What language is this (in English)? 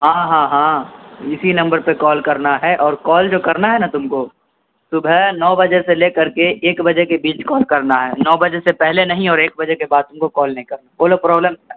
Urdu